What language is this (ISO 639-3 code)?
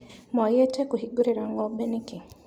kik